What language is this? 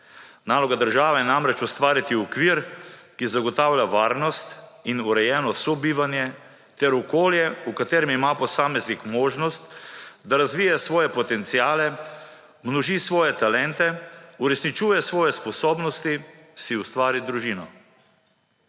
Slovenian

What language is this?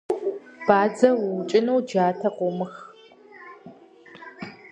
Kabardian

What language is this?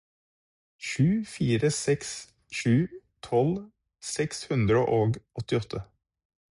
Norwegian Bokmål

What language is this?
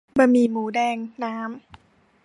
Thai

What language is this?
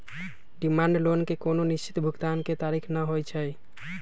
Magahi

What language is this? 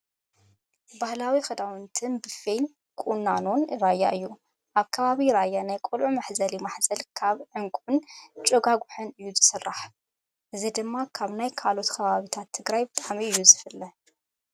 Tigrinya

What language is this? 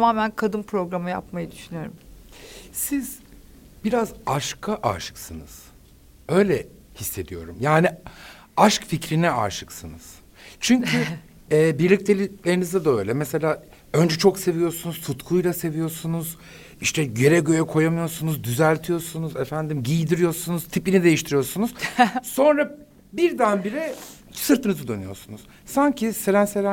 Turkish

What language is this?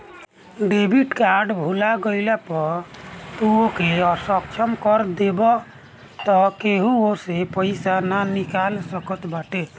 Bhojpuri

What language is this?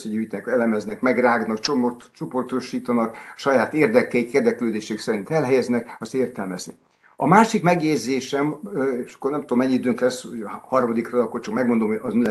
Hungarian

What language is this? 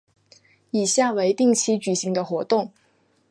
Chinese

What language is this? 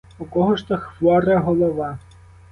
Ukrainian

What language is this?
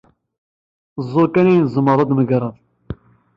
Kabyle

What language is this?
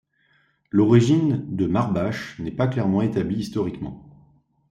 French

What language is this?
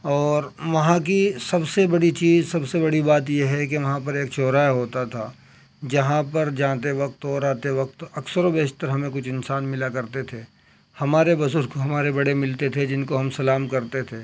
Urdu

